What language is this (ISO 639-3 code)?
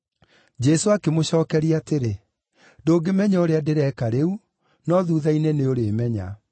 kik